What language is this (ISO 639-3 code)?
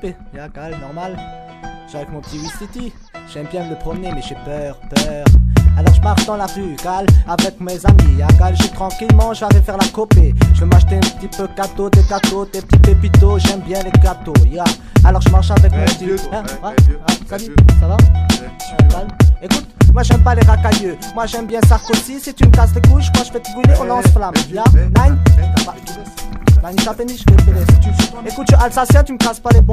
fra